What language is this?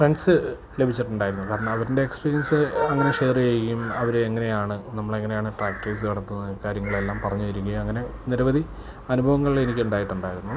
Malayalam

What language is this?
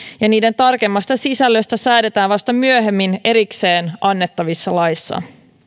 Finnish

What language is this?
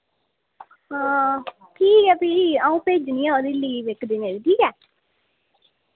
Dogri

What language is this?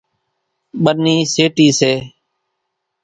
Kachi Koli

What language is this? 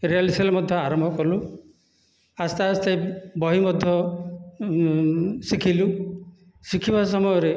Odia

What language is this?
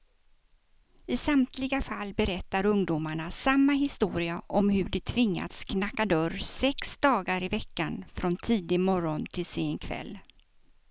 Swedish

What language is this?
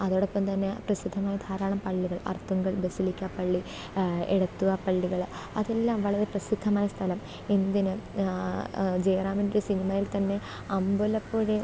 Malayalam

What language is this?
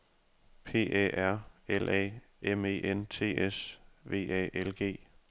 Danish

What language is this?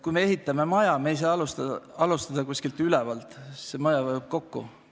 Estonian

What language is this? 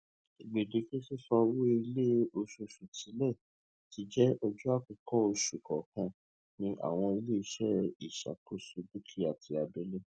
Yoruba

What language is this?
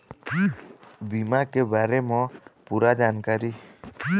Chhattisgarhi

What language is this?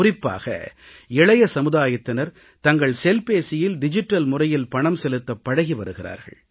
Tamil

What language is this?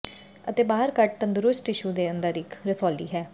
Punjabi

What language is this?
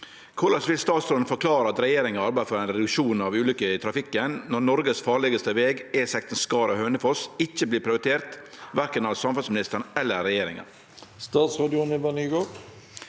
Norwegian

